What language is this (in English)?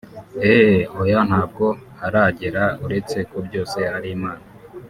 Kinyarwanda